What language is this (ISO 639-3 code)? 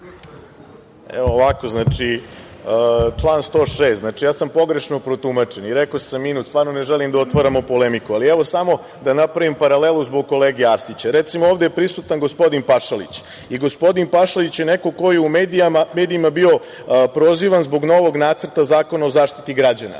srp